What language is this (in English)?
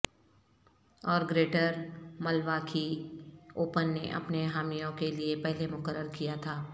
Urdu